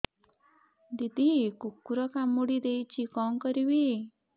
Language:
Odia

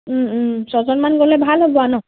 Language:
Assamese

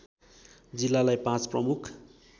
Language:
Nepali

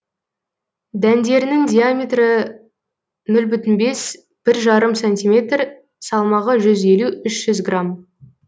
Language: Kazakh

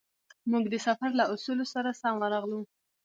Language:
Pashto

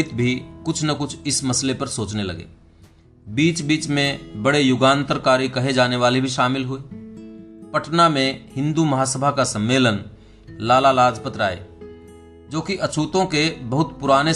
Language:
Hindi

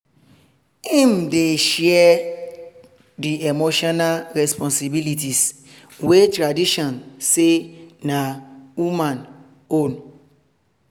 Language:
Nigerian Pidgin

